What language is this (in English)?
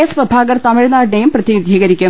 Malayalam